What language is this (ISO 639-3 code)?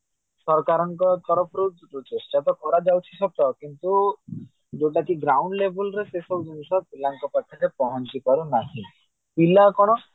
ori